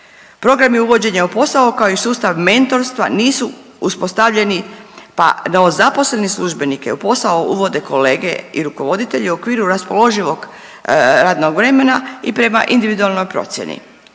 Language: Croatian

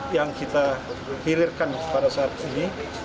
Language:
Indonesian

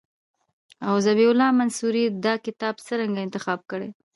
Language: Pashto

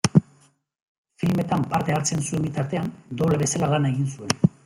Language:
Basque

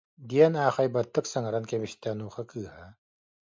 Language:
Yakut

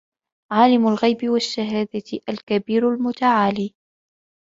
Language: Arabic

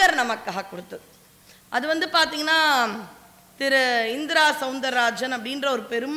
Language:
Tamil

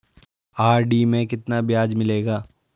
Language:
Hindi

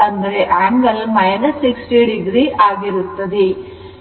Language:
Kannada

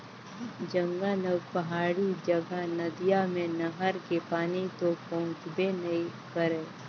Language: Chhattisgarhi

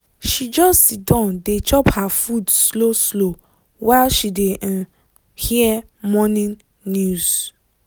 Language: Nigerian Pidgin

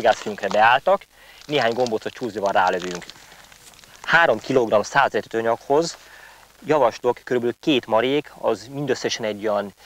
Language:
Hungarian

